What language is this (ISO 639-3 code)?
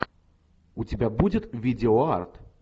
rus